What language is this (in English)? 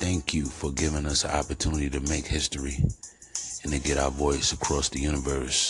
English